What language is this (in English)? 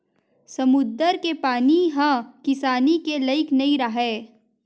Chhattisgarhi